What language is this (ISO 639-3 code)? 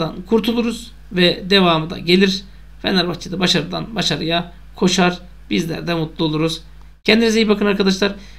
tur